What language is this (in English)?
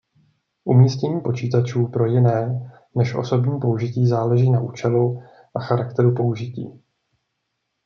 Czech